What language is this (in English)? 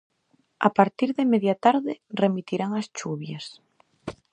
Galician